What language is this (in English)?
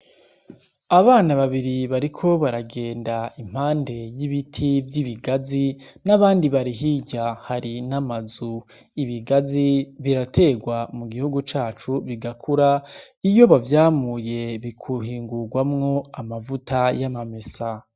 Rundi